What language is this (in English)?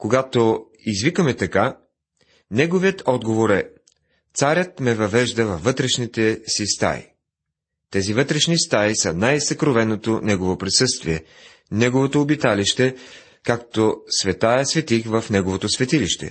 Bulgarian